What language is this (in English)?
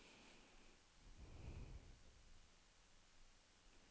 Norwegian